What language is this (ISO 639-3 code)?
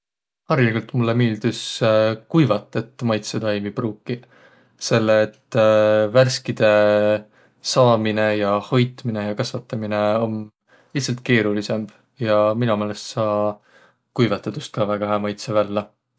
vro